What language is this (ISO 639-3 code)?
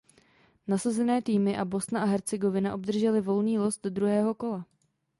ces